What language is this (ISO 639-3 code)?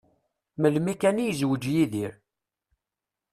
kab